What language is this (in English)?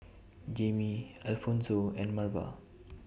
English